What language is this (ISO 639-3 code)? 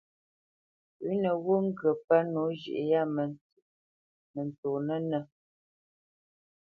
bce